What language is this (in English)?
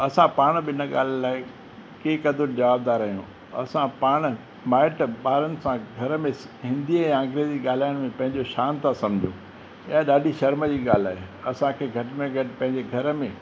Sindhi